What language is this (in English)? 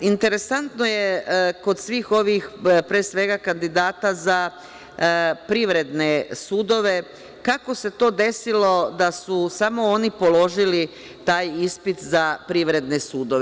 Serbian